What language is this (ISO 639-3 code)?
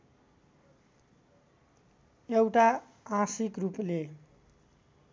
nep